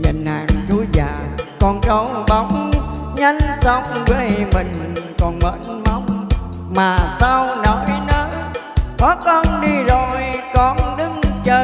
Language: Vietnamese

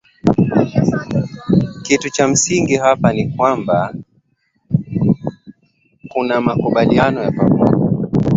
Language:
Swahili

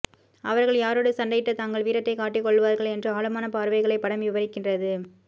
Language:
Tamil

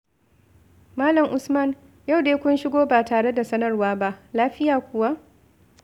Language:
Hausa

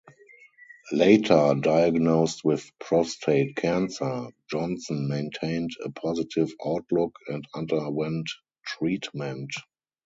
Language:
English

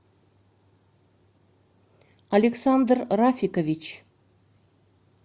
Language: Russian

